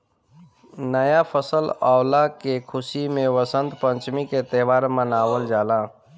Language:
Bhojpuri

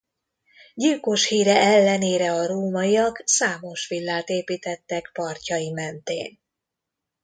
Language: Hungarian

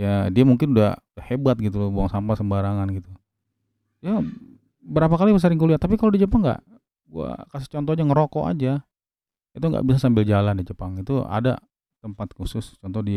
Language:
Indonesian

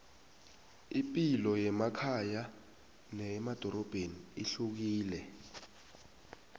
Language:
South Ndebele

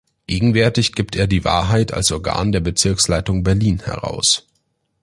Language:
German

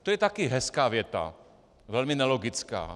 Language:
Czech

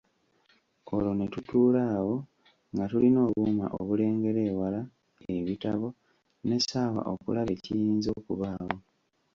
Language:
Ganda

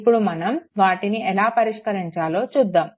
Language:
Telugu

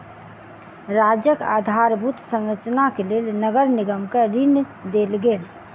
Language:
Maithili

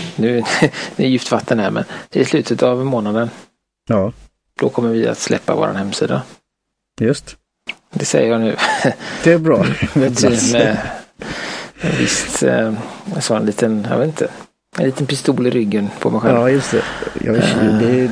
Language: Swedish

